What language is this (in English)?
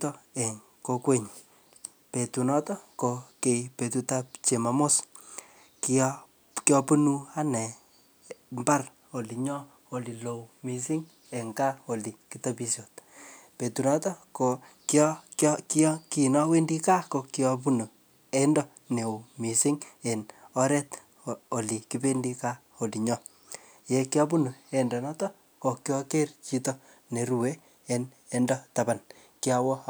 Kalenjin